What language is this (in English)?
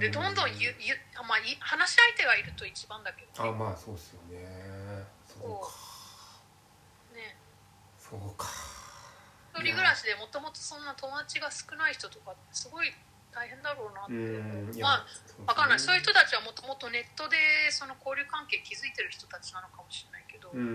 Japanese